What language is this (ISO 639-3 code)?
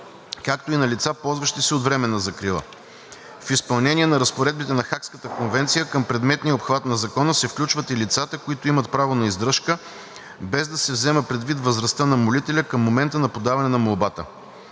bul